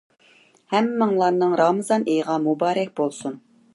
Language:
Uyghur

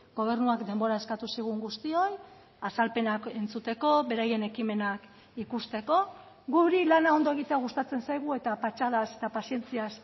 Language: Basque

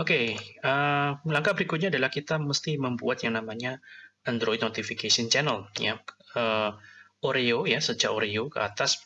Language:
Indonesian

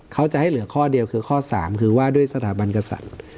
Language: Thai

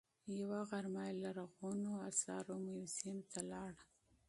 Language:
Pashto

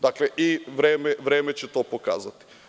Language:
Serbian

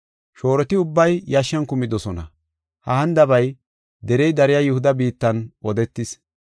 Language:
Gofa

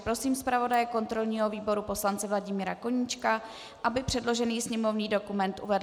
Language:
Czech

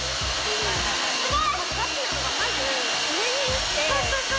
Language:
Japanese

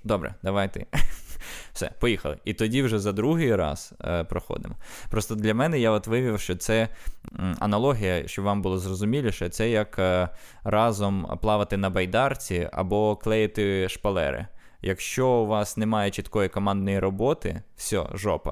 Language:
Ukrainian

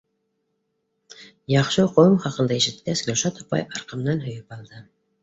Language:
Bashkir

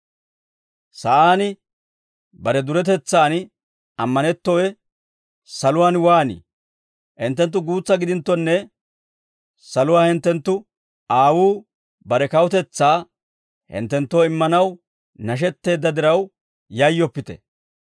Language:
Dawro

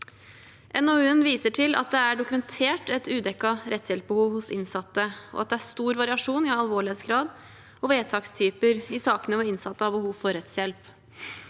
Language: Norwegian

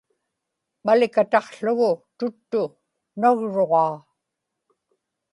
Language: Inupiaq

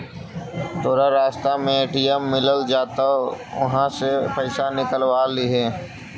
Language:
Magahi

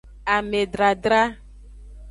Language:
Aja (Benin)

